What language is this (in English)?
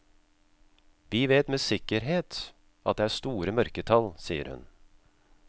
Norwegian